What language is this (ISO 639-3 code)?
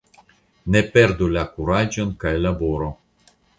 epo